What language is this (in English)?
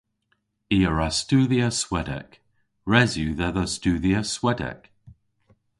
Cornish